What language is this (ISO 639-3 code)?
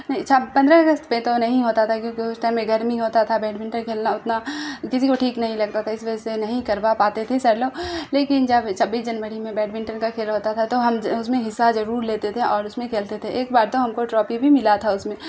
urd